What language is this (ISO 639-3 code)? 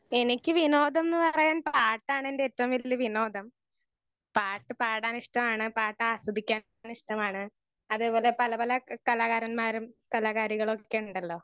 mal